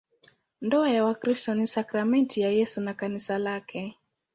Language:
Swahili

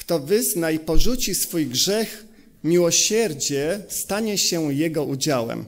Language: Polish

